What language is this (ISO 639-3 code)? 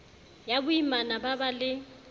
sot